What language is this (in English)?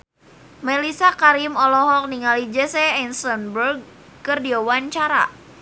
Sundanese